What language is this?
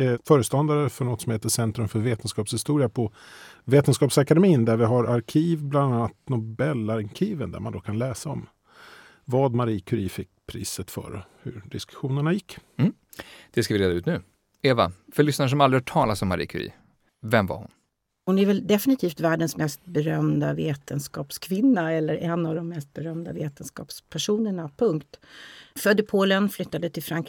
Swedish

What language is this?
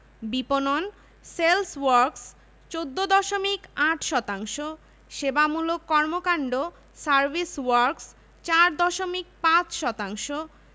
Bangla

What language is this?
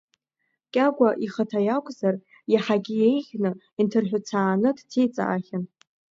Abkhazian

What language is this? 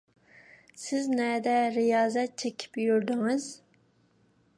Uyghur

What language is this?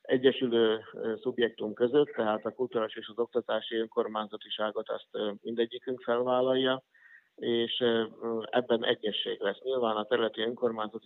Hungarian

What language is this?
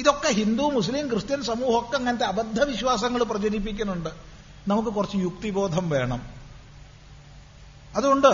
Malayalam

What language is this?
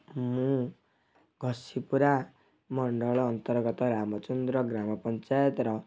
Odia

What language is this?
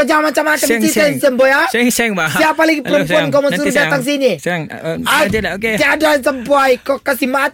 Malay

